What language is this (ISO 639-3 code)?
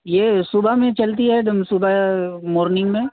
urd